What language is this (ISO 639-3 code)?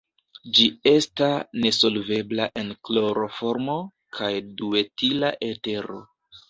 epo